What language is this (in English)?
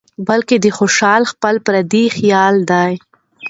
Pashto